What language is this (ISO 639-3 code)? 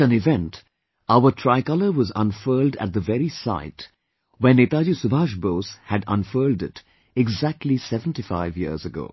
eng